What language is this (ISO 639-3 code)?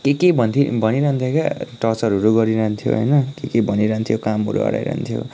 nep